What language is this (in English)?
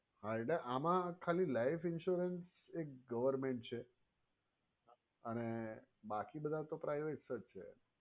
Gujarati